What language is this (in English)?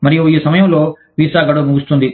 Telugu